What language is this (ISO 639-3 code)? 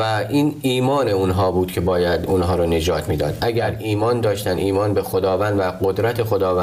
fas